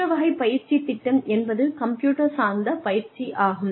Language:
Tamil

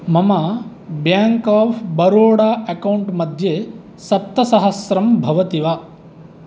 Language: Sanskrit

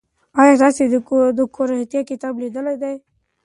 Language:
Pashto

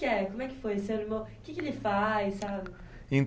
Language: Portuguese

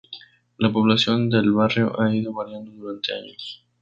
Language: Spanish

